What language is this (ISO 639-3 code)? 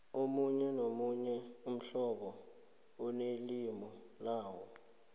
nbl